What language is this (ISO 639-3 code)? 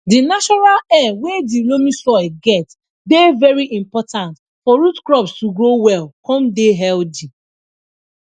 pcm